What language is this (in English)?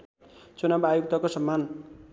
Nepali